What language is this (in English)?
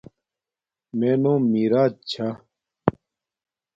Domaaki